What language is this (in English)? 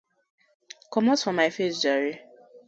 Nigerian Pidgin